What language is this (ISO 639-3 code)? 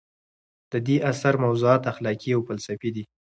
pus